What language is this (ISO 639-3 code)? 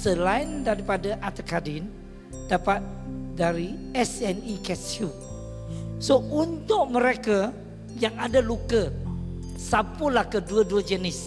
msa